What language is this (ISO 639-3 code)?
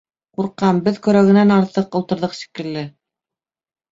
bak